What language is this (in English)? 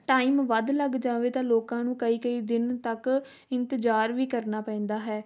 Punjabi